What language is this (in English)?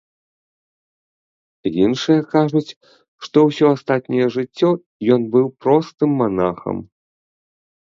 Belarusian